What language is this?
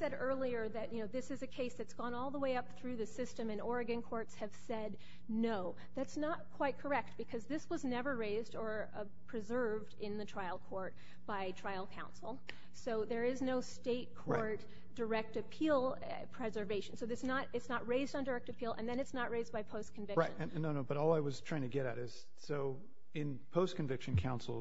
English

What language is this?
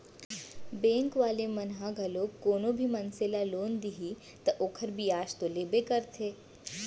Chhattisgarhi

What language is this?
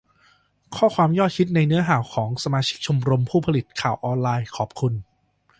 Thai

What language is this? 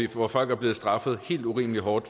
Danish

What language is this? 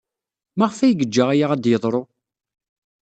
Kabyle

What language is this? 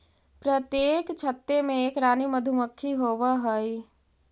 Magahi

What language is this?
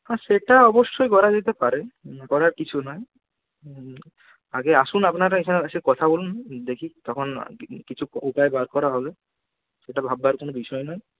Bangla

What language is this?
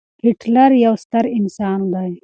Pashto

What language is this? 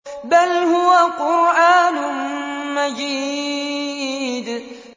Arabic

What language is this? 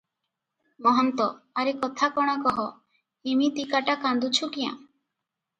Odia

